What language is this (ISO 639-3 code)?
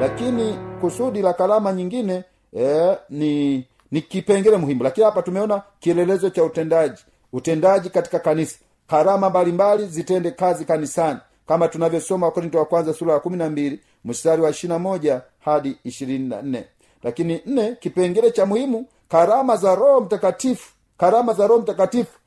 swa